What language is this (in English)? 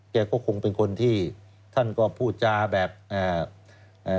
Thai